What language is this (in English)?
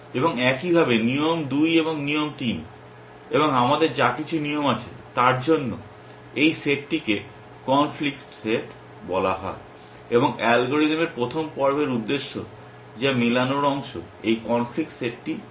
Bangla